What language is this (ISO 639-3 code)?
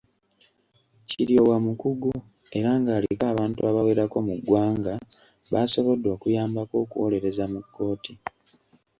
lug